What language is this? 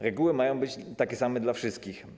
Polish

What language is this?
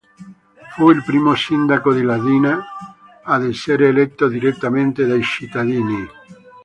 Italian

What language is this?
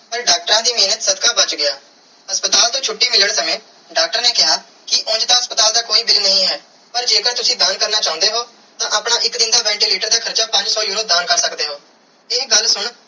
Punjabi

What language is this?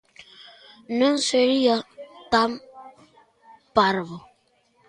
Galician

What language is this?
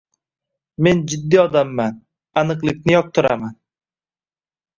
Uzbek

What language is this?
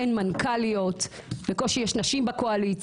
Hebrew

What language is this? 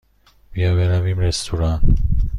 Persian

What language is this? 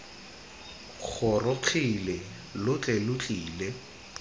Tswana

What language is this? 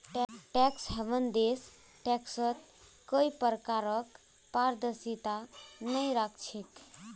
Magahi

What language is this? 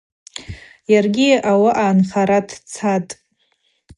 Abaza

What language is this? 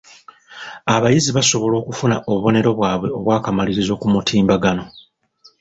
Ganda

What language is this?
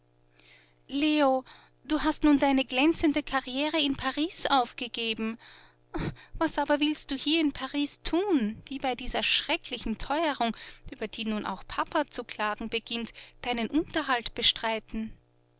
German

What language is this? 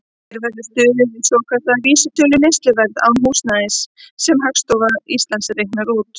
Icelandic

